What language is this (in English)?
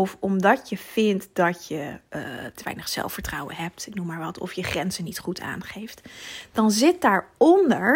Dutch